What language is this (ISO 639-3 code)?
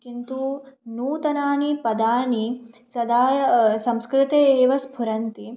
san